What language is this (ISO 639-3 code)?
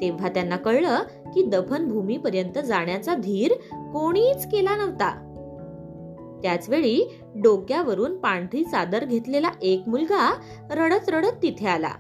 mar